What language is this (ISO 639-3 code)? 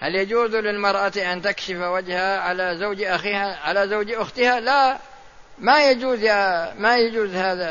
ara